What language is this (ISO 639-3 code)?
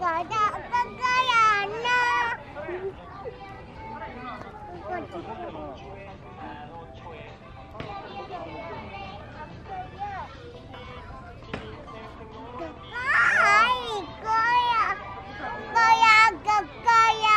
kor